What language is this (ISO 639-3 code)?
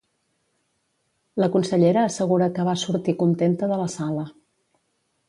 cat